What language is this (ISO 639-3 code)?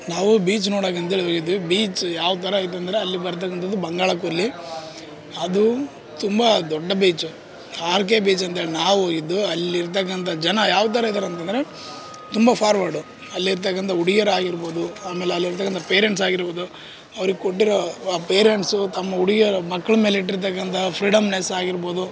kan